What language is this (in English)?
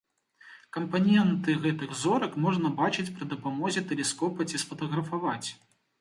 Belarusian